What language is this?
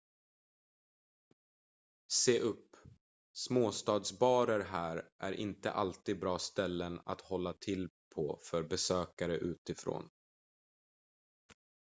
Swedish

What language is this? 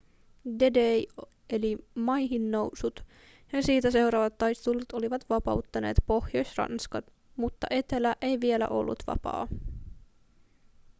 Finnish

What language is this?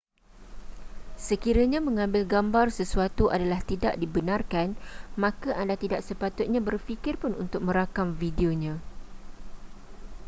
Malay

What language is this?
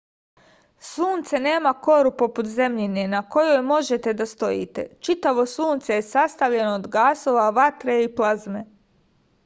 Serbian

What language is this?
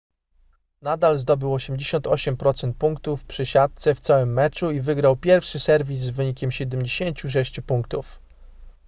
Polish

